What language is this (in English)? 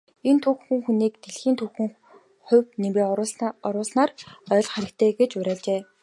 Mongolian